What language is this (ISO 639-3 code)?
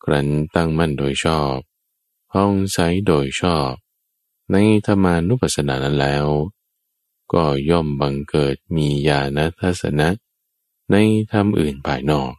tha